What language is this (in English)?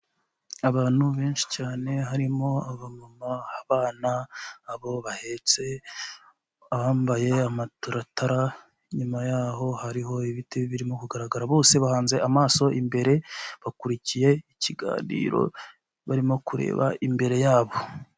Kinyarwanda